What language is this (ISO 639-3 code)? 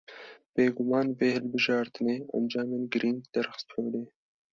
kur